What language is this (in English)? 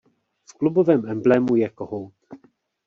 Czech